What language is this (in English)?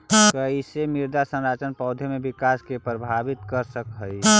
Magahi